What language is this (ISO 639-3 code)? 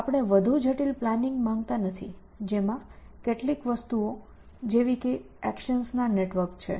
guj